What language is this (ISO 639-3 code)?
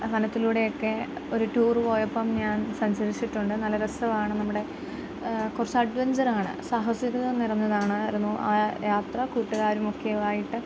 mal